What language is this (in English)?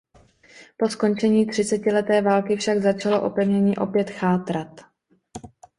Czech